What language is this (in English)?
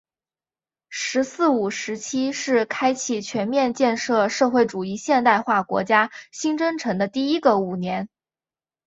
Chinese